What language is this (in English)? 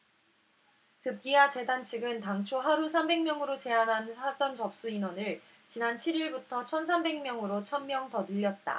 Korean